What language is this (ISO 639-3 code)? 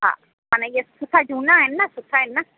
snd